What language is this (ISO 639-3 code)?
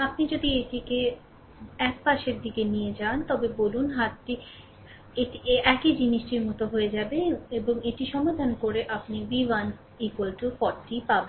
ben